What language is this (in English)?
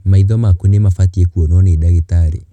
Kikuyu